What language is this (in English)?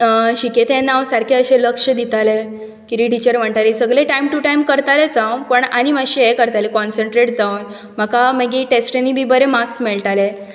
Konkani